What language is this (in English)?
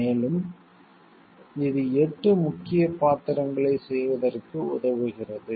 Tamil